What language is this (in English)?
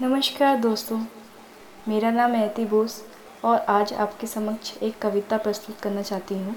Hindi